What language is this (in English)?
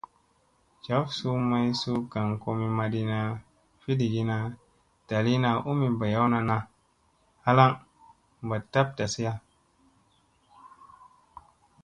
Musey